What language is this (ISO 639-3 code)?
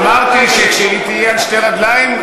heb